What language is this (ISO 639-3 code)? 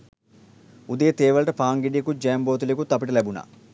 sin